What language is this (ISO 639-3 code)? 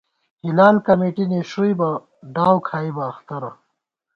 gwt